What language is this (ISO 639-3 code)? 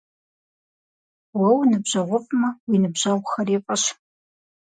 kbd